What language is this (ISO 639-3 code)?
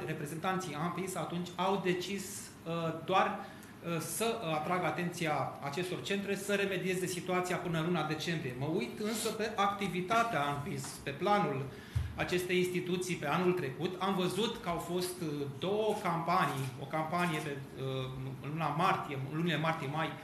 ron